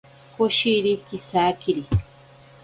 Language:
Ashéninka Perené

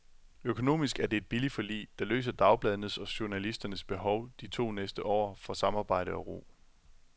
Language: Danish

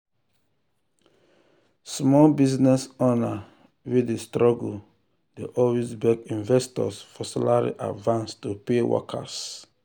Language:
Nigerian Pidgin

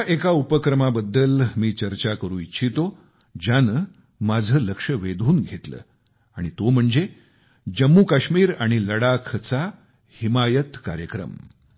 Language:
Marathi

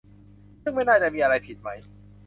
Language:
Thai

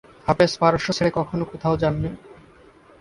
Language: Bangla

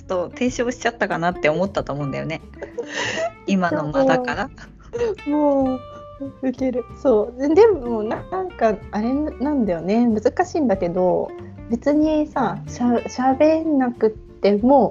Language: Japanese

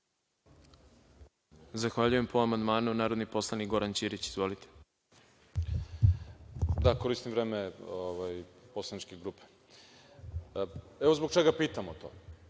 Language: Serbian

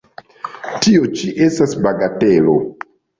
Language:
Esperanto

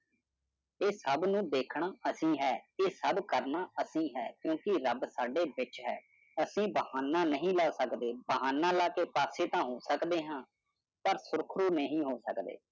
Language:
Punjabi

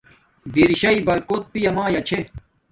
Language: Domaaki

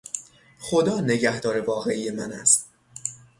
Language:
Persian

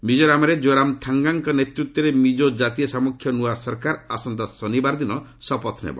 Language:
Odia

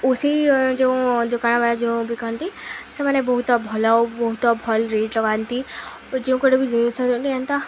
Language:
Odia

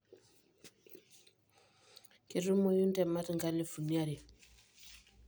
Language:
Masai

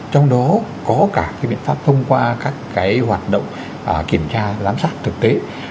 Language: Vietnamese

